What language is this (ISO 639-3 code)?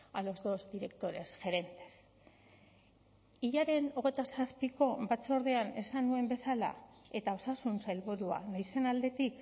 eus